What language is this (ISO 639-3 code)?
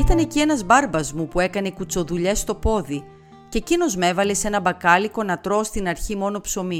ell